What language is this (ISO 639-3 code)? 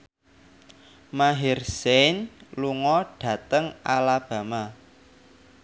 jav